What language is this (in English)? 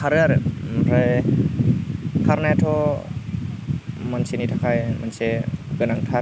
Bodo